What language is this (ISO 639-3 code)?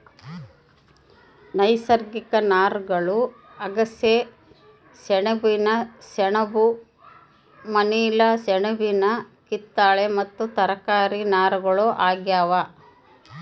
kan